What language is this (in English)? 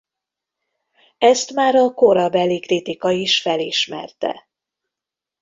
Hungarian